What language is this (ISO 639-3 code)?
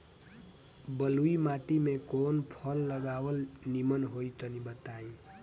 bho